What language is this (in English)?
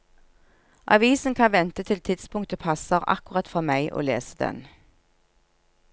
Norwegian